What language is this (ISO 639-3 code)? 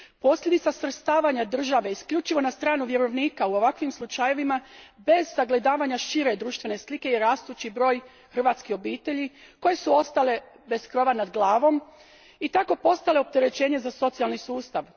hrv